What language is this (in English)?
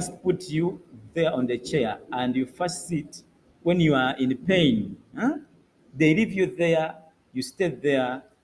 English